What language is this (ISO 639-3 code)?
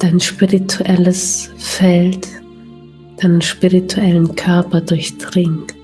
deu